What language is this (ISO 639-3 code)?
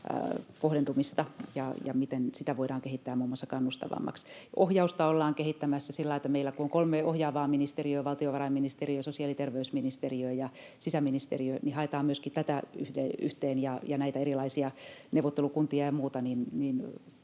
fin